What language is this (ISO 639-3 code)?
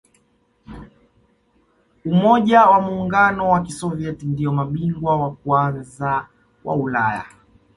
swa